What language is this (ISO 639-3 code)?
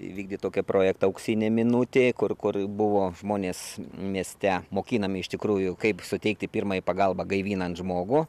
lit